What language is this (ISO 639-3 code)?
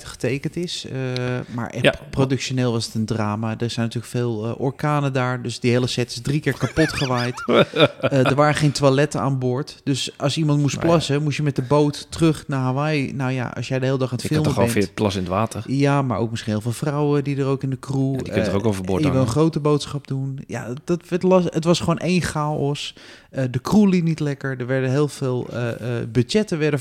nld